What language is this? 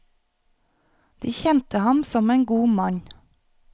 Norwegian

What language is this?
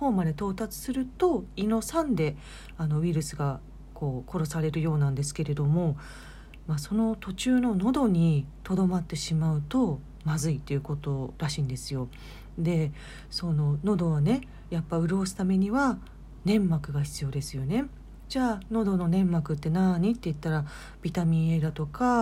Japanese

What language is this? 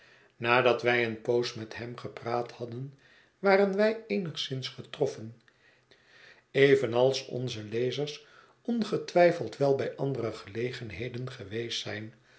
Dutch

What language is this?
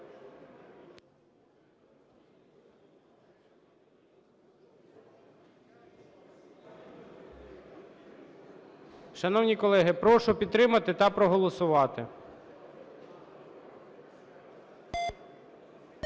Ukrainian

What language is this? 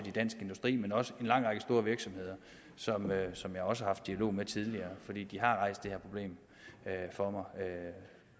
Danish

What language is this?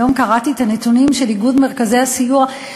Hebrew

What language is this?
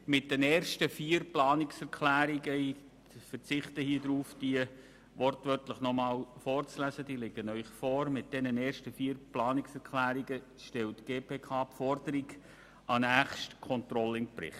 Swiss German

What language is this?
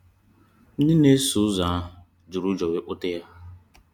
Igbo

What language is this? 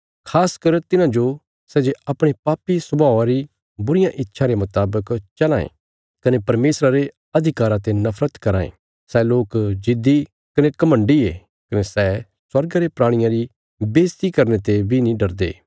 Bilaspuri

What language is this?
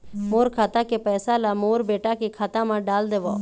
Chhattisgarhi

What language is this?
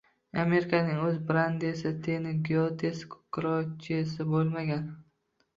Uzbek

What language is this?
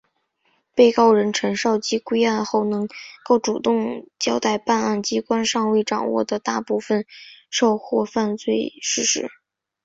Chinese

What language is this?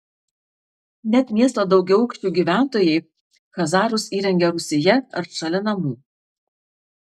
Lithuanian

